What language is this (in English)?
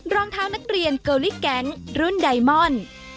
Thai